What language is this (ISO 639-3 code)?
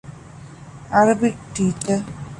div